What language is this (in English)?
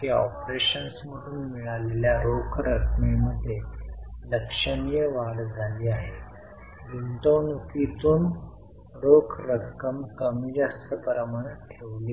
Marathi